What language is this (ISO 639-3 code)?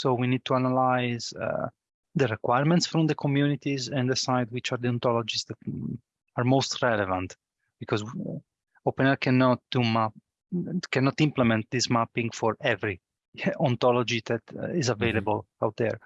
eng